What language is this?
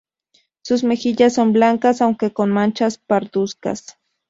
Spanish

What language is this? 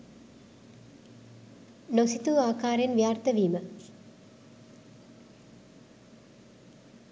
Sinhala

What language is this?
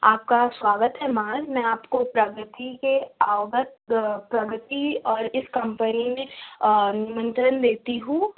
Urdu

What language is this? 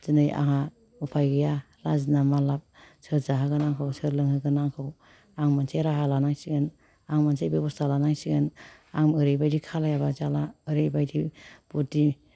Bodo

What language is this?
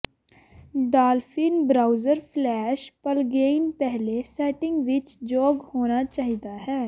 Punjabi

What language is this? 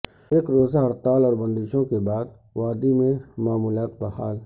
Urdu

